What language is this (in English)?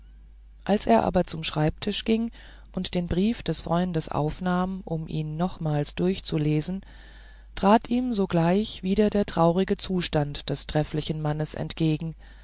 German